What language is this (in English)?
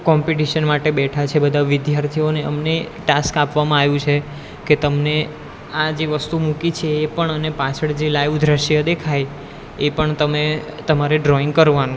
Gujarati